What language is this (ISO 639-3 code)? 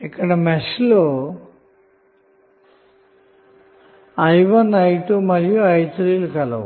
tel